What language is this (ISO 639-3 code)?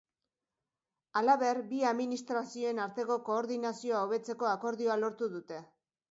eus